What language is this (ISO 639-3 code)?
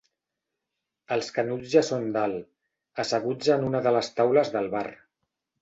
cat